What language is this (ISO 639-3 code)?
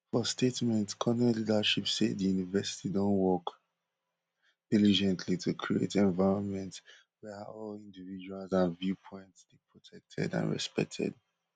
pcm